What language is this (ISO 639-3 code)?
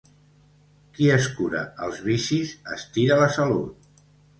cat